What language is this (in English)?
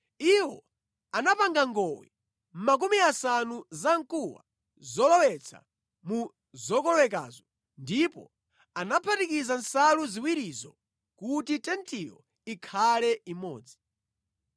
Nyanja